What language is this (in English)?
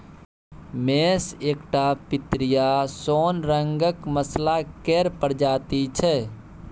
Maithili